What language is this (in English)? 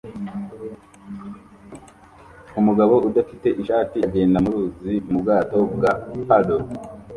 Kinyarwanda